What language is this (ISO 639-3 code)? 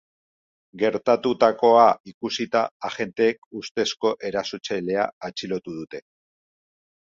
eus